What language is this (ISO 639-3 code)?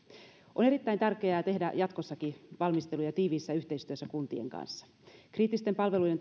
fin